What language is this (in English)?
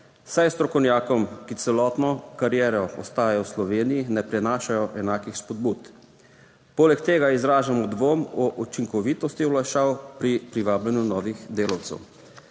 Slovenian